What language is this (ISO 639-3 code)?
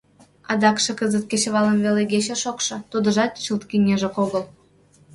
chm